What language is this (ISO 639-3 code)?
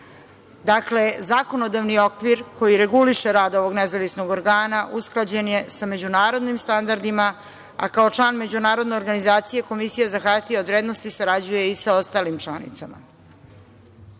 srp